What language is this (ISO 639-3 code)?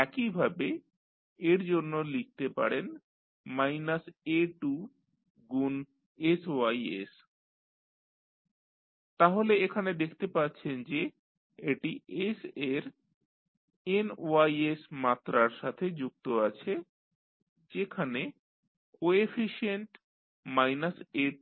ben